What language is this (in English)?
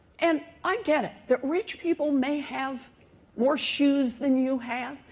English